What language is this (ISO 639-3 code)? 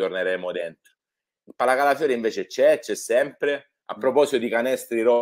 ita